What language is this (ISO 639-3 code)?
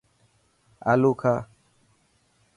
mki